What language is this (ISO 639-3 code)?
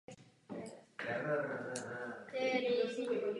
ces